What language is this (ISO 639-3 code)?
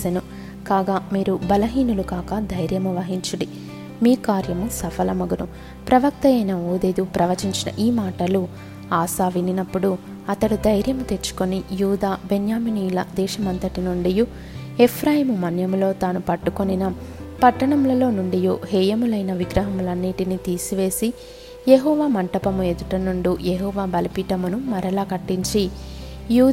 tel